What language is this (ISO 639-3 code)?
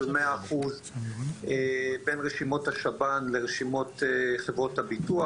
heb